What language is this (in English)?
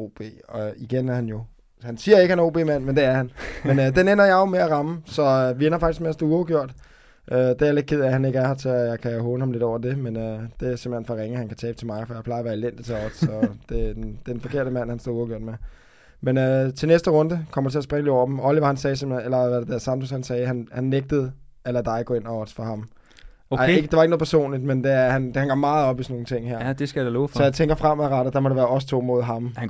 Danish